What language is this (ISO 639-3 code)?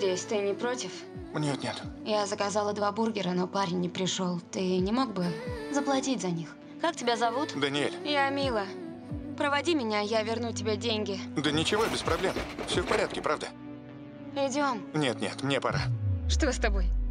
rus